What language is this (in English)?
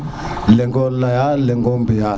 Serer